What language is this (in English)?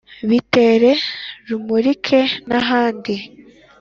Kinyarwanda